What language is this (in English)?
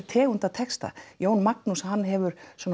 Icelandic